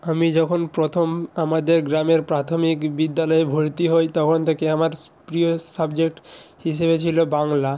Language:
Bangla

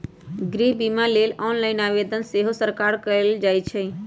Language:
Magahi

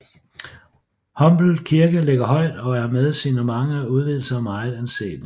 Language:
Danish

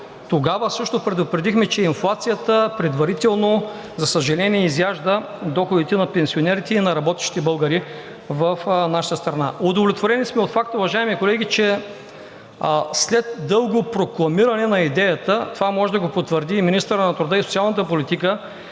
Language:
Bulgarian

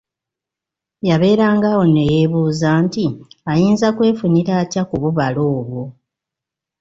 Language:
Ganda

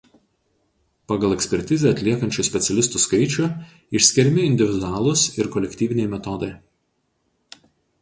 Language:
Lithuanian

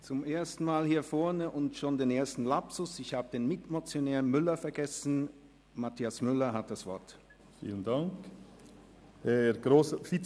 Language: Swiss German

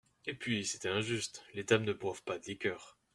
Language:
French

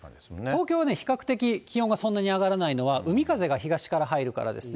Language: Japanese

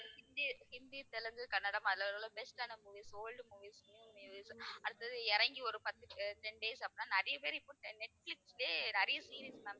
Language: Tamil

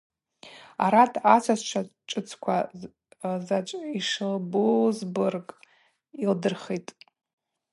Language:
Abaza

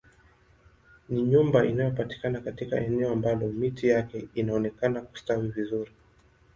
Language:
Swahili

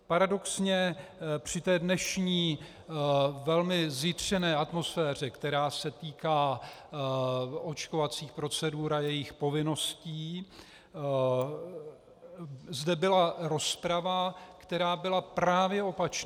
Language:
Czech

